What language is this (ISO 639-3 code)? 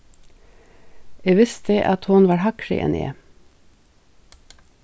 fao